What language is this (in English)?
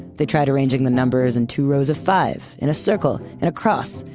English